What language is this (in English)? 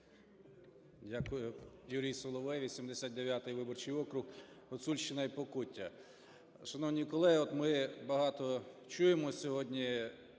Ukrainian